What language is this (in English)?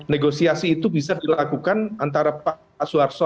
Indonesian